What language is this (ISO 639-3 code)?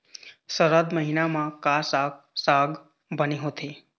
hne